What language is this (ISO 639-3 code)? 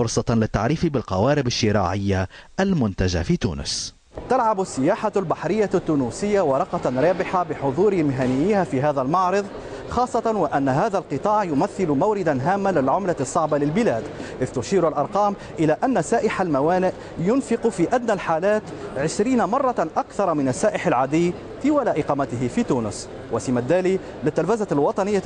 ara